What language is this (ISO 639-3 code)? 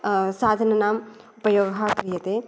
san